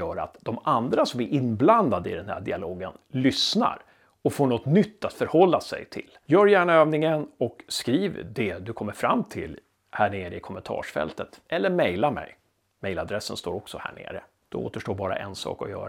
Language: Swedish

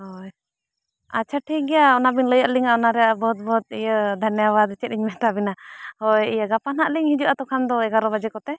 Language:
Santali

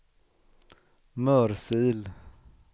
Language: Swedish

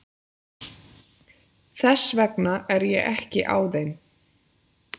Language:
Icelandic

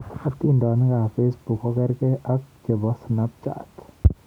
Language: Kalenjin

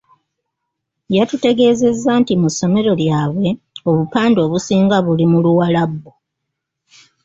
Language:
Ganda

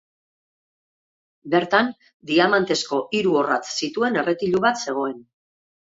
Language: Basque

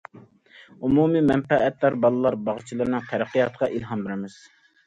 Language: Uyghur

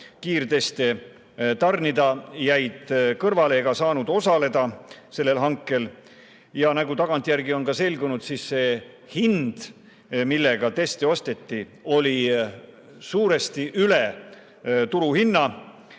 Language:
Estonian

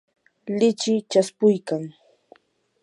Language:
Yanahuanca Pasco Quechua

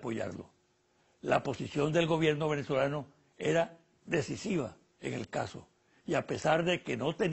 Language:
Spanish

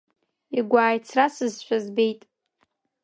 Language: Abkhazian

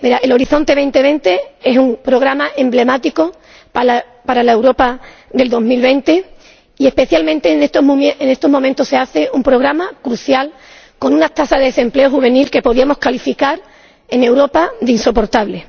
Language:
Spanish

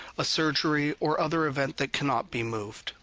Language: English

